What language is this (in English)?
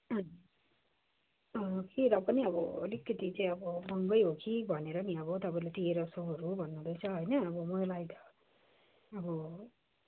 Nepali